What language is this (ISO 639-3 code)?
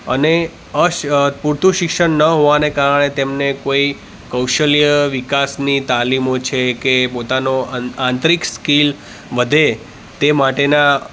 guj